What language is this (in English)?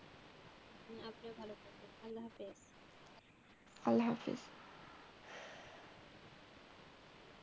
Bangla